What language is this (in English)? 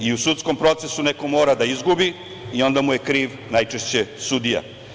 Serbian